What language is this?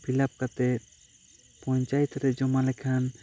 Santali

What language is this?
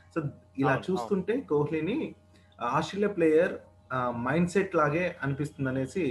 Telugu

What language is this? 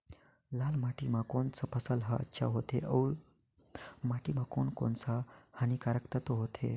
Chhattisgarhi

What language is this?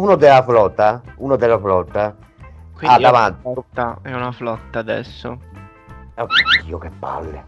Italian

